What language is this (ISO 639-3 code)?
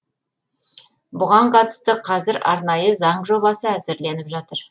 kaz